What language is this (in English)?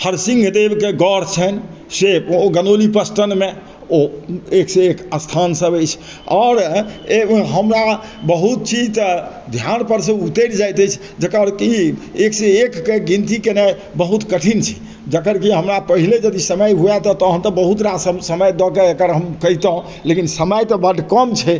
Maithili